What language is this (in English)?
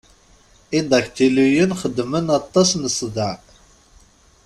Kabyle